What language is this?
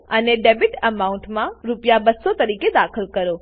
Gujarati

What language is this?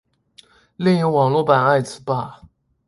Chinese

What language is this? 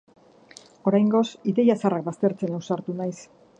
Basque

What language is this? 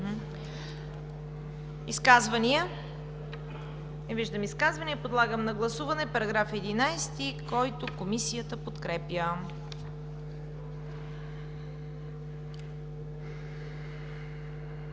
Bulgarian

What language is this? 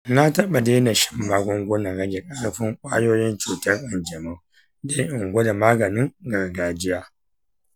Hausa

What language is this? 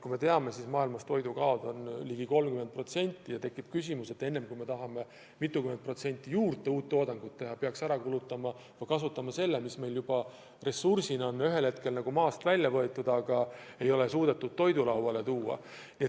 Estonian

